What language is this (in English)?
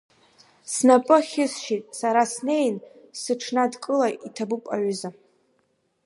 Abkhazian